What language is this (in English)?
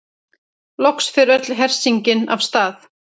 Icelandic